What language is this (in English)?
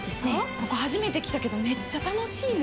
Japanese